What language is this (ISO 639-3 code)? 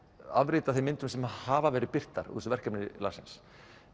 isl